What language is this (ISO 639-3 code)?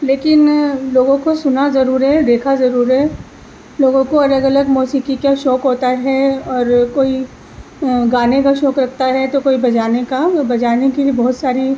urd